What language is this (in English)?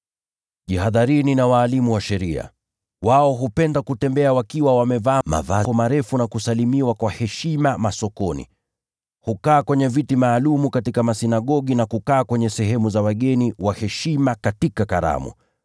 Swahili